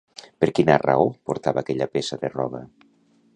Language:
Catalan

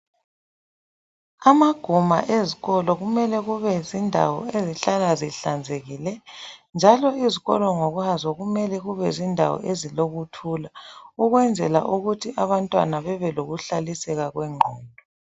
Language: North Ndebele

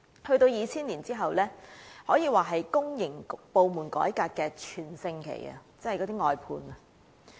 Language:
Cantonese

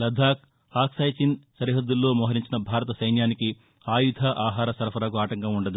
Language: Telugu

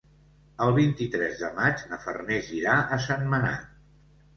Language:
Catalan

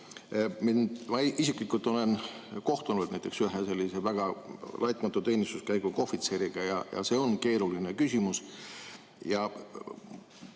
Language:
Estonian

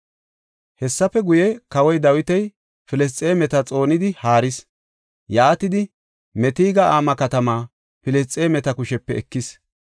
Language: Gofa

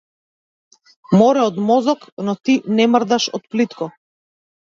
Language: Macedonian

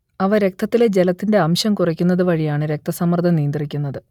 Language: Malayalam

